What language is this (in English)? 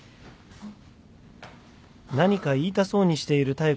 Japanese